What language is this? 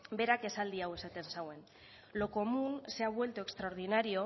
Basque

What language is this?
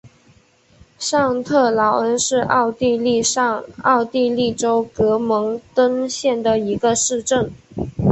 Chinese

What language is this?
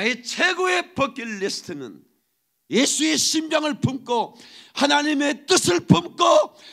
Korean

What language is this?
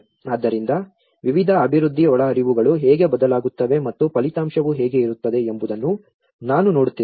Kannada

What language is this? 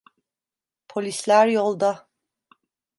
Turkish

